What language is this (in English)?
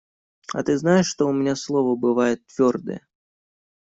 Russian